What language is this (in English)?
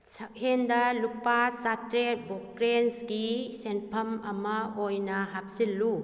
Manipuri